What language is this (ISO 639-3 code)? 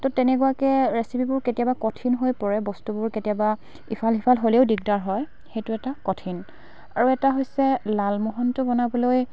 asm